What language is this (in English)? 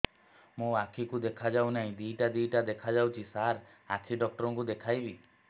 Odia